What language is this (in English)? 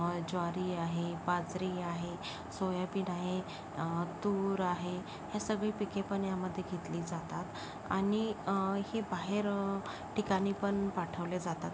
Marathi